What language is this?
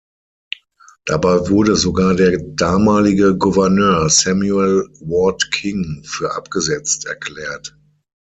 German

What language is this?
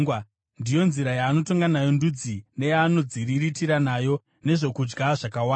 Shona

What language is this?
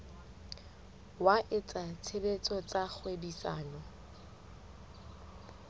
Southern Sotho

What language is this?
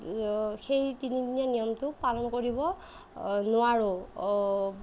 Assamese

